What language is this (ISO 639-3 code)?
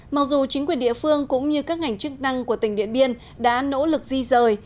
vie